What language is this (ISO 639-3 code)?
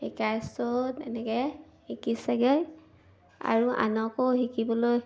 asm